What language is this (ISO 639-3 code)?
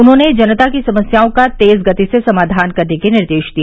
hin